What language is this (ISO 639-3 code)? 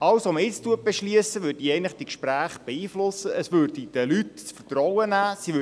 gsw